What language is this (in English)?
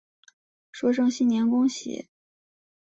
Chinese